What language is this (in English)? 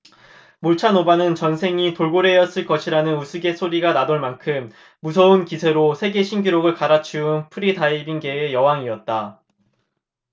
Korean